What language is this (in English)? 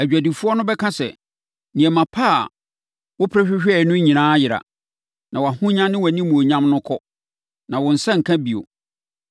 Akan